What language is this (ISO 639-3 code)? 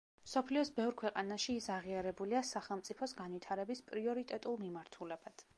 kat